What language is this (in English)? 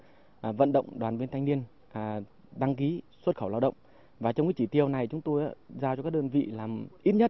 Vietnamese